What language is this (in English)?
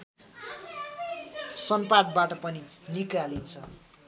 Nepali